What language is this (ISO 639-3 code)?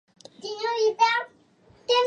spa